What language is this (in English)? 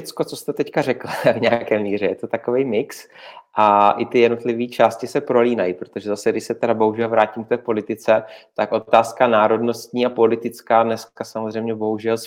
Czech